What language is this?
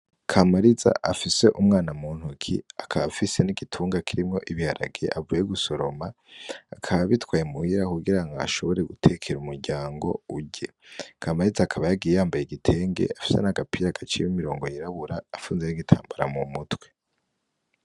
Rundi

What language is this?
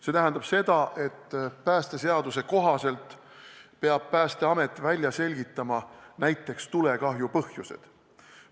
Estonian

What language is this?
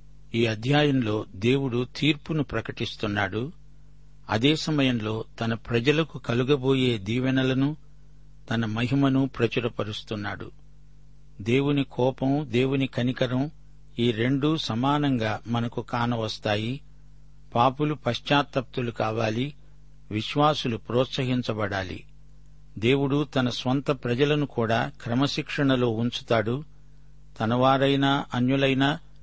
Telugu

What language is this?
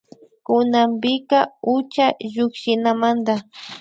Imbabura Highland Quichua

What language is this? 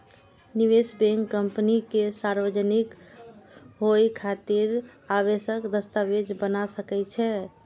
Maithili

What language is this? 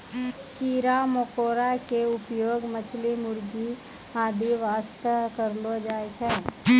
Maithili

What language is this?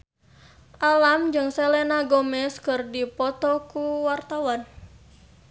Sundanese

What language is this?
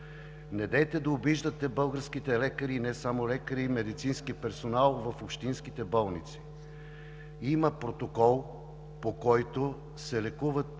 Bulgarian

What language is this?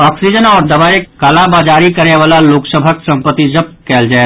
Maithili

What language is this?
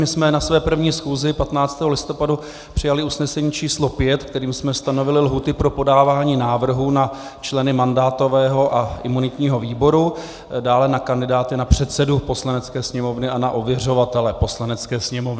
Czech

